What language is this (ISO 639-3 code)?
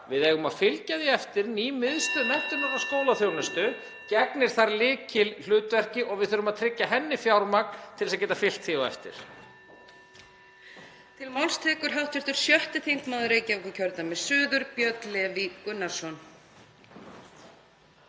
isl